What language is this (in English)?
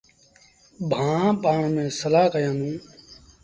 Sindhi Bhil